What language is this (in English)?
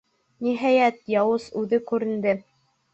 Bashkir